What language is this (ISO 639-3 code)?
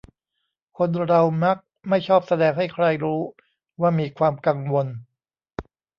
tha